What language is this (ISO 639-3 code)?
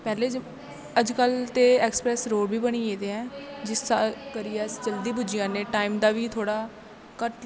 doi